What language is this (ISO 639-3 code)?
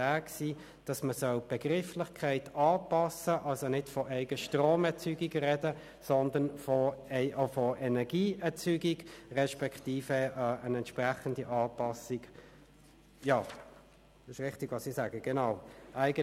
gsw